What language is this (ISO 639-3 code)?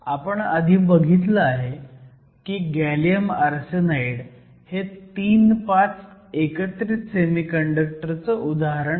mar